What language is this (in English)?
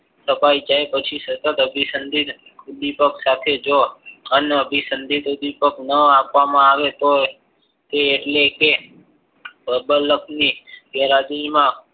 Gujarati